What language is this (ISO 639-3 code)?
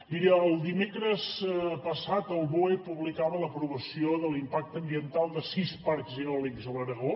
cat